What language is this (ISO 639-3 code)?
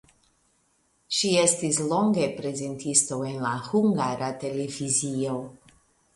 epo